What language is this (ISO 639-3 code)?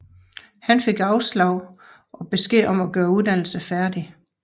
dan